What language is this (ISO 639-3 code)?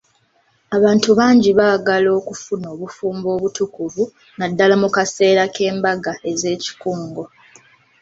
lug